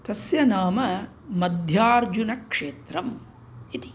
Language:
Sanskrit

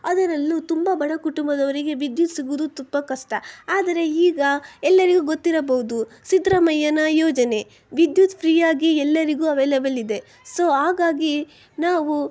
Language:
Kannada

